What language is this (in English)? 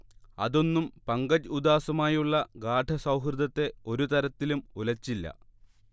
Malayalam